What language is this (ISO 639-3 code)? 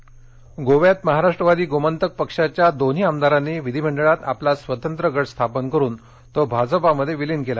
mar